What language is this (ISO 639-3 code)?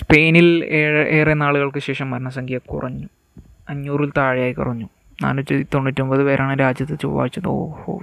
mal